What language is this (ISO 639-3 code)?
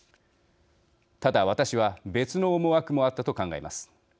jpn